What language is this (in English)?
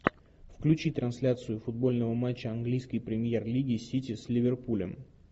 Russian